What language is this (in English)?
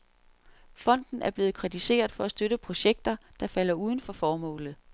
Danish